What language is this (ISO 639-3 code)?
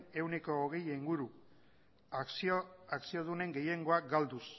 eus